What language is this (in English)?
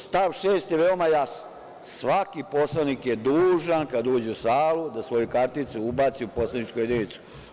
Serbian